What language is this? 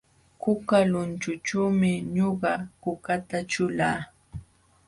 Jauja Wanca Quechua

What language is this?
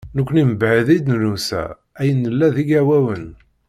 Kabyle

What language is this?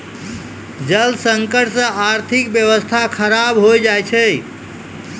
Maithili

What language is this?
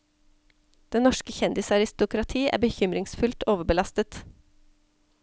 Norwegian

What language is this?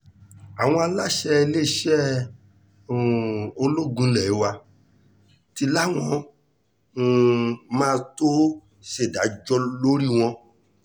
Yoruba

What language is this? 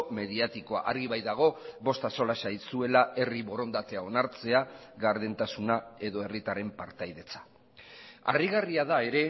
Basque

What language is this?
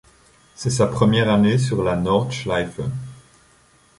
French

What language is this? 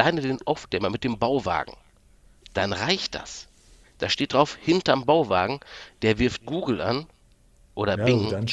German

